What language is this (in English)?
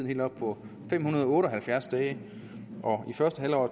Danish